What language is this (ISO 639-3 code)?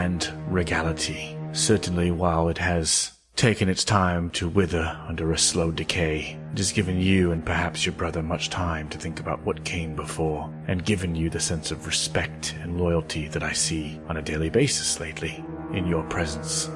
eng